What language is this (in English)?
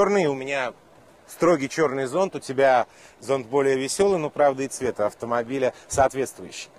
Russian